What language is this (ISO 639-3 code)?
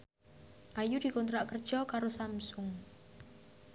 jav